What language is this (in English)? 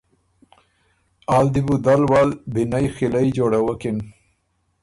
Ormuri